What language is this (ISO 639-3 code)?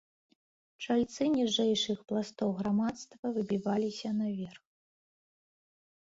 bel